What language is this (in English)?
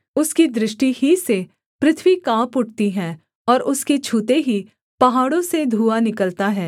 Hindi